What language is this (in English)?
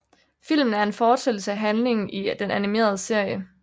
Danish